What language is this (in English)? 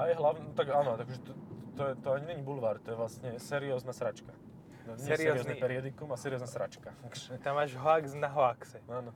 Slovak